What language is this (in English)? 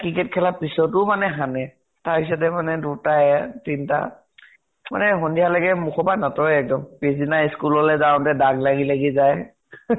Assamese